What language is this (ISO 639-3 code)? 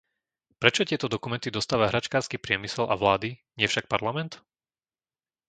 slk